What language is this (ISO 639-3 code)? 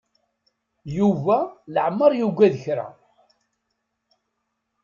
kab